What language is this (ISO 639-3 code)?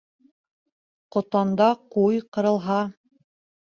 bak